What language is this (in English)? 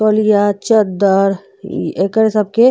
Bhojpuri